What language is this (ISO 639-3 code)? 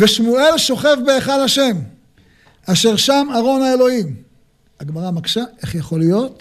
heb